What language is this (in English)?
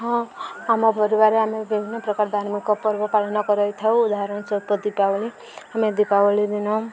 Odia